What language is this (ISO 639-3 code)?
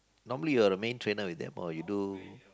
eng